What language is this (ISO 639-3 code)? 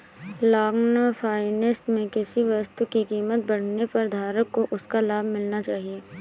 hin